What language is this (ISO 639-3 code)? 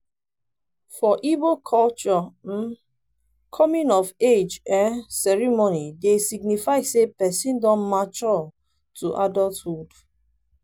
pcm